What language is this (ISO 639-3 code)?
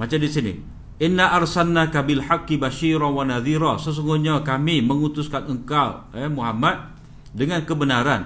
msa